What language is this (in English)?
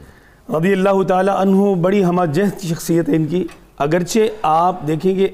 Urdu